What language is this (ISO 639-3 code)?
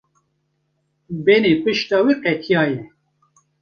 kur